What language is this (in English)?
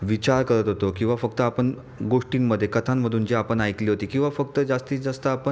Marathi